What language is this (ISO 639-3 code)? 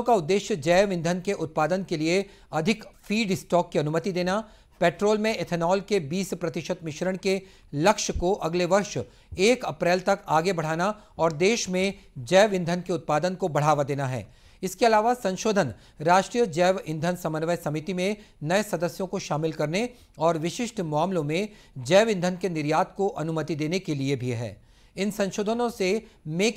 hin